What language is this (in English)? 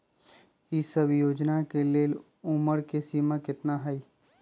Magahi